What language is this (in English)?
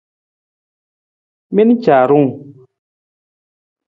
Nawdm